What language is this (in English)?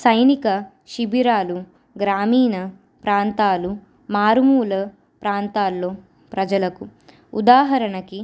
Telugu